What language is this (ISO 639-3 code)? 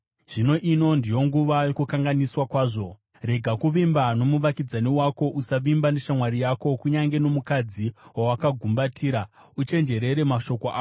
sna